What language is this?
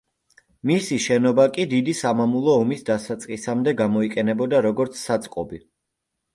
Georgian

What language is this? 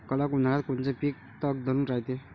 Marathi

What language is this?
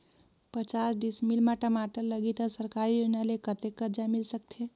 Chhattisgarhi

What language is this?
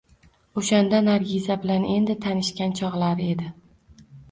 Uzbek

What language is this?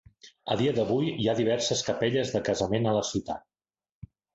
Catalan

